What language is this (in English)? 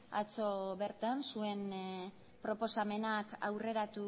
Basque